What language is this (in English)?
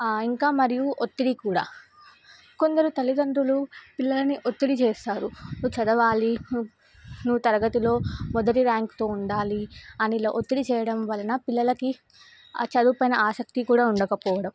Telugu